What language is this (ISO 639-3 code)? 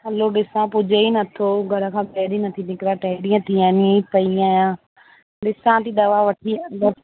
snd